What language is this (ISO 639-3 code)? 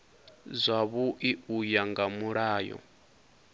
ven